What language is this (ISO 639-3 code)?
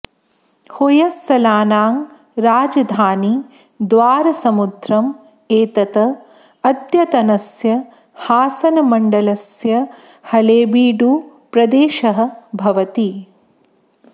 san